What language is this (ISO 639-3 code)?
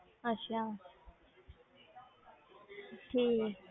pan